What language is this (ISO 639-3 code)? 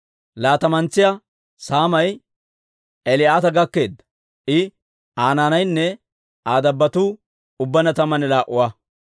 dwr